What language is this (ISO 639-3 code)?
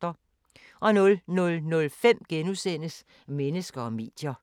dan